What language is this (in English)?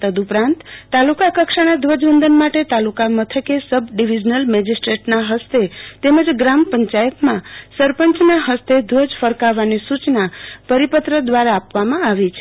Gujarati